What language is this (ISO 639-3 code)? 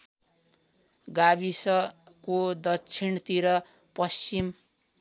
nep